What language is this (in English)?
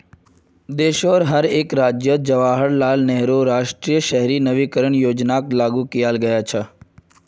Magahi